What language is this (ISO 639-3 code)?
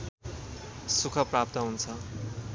nep